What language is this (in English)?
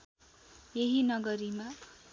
Nepali